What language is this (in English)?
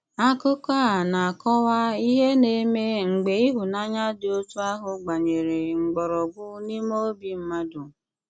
Igbo